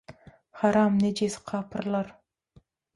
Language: Turkmen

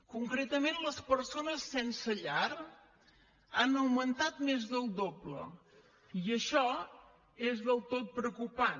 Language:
Catalan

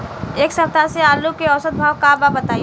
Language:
Bhojpuri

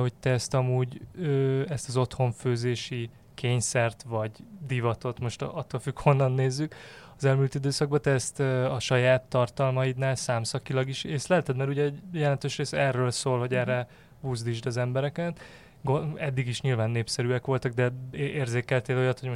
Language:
Hungarian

